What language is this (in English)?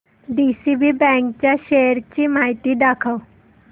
Marathi